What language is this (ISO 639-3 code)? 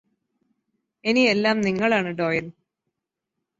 mal